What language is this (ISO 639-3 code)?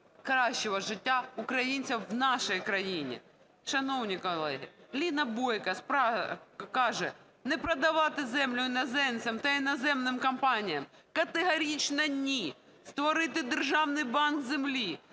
ukr